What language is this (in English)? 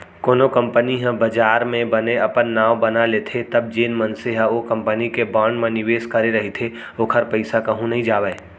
Chhattisgarhi